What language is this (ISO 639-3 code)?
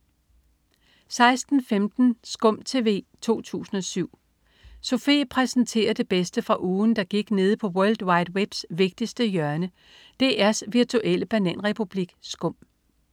dan